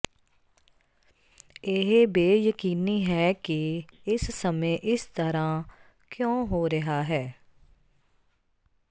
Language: Punjabi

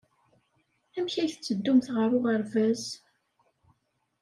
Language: Kabyle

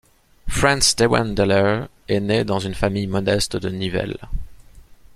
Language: French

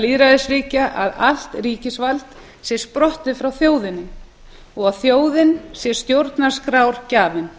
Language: Icelandic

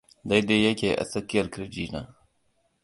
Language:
Hausa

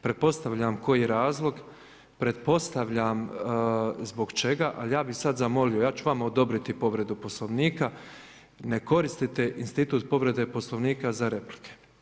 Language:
Croatian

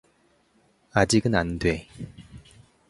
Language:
Korean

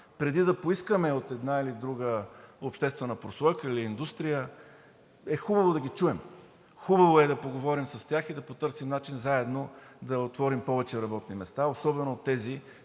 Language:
Bulgarian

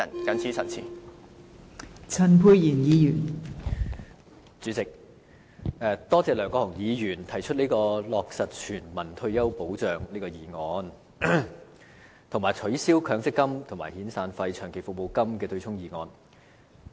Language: Cantonese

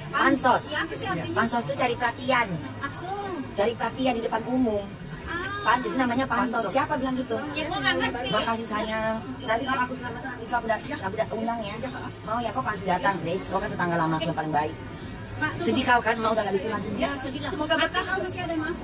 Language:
Indonesian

